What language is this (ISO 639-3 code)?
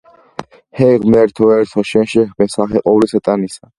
kat